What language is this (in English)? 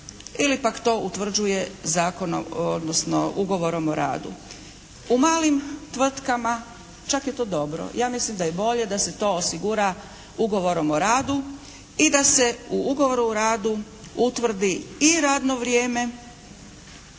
Croatian